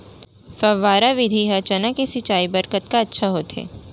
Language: Chhattisgarhi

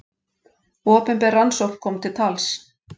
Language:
Icelandic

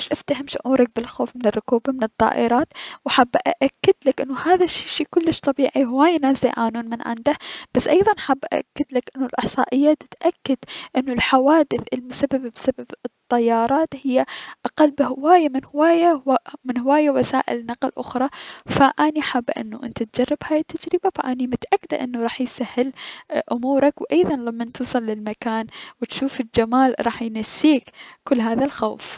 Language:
Mesopotamian Arabic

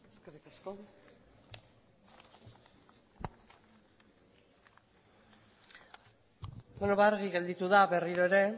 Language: Basque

